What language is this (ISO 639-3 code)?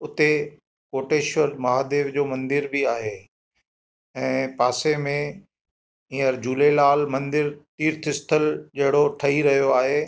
snd